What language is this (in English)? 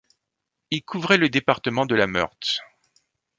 French